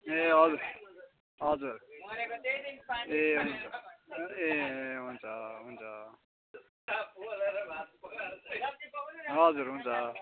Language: Nepali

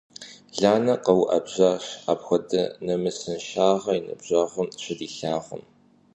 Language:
Kabardian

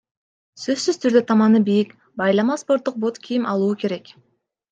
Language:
Kyrgyz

